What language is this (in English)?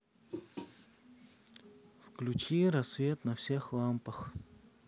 Russian